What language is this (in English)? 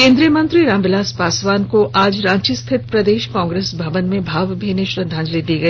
Hindi